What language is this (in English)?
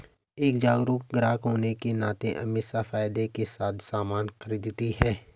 Hindi